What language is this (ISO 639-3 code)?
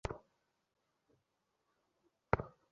ben